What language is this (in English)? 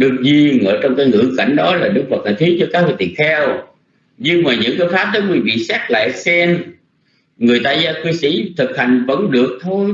Vietnamese